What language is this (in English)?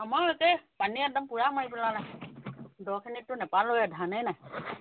Assamese